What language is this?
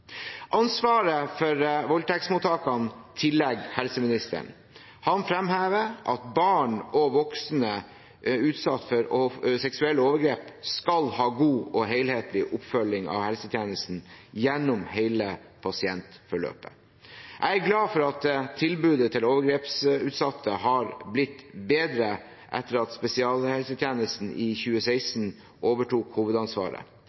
Norwegian Bokmål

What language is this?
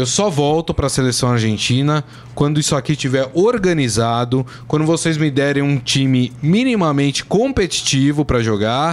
Portuguese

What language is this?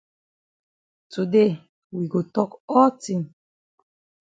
Cameroon Pidgin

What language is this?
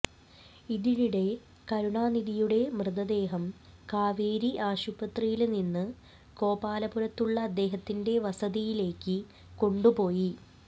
Malayalam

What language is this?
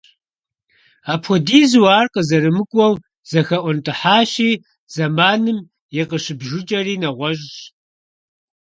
Kabardian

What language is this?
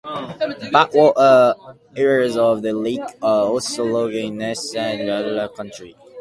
English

